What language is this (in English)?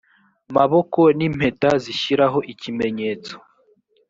Kinyarwanda